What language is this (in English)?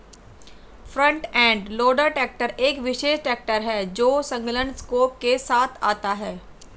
Hindi